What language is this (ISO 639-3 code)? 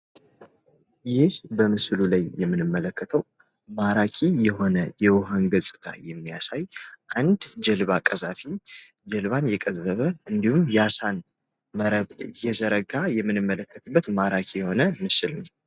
amh